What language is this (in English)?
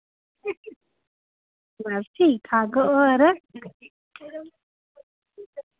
Dogri